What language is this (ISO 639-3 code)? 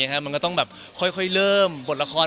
tha